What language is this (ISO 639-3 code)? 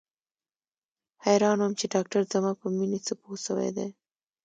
pus